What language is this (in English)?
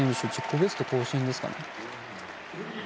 Japanese